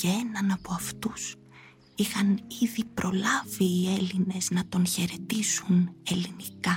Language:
Greek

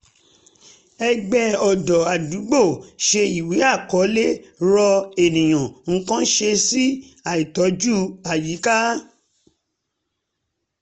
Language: Yoruba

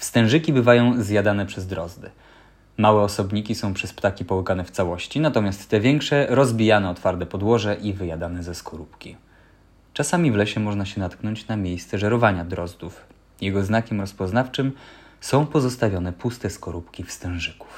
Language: Polish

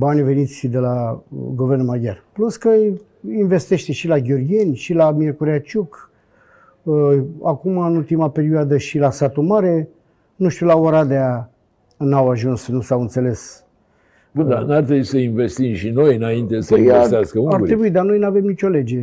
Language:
Romanian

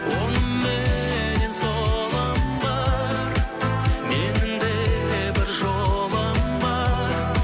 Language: Kazakh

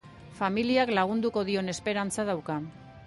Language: Basque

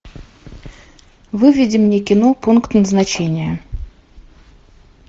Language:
Russian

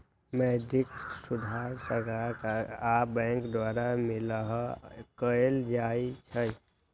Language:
Magahi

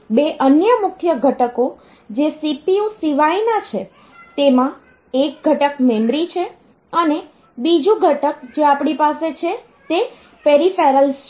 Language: Gujarati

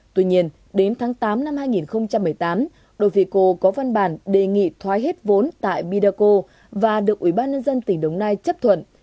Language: Vietnamese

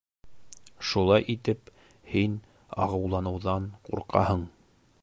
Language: Bashkir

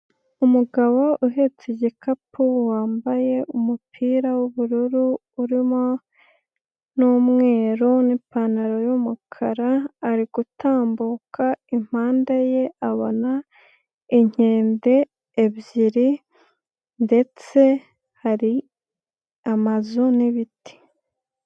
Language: Kinyarwanda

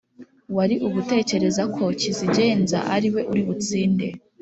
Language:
Kinyarwanda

